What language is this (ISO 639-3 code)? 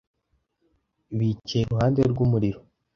kin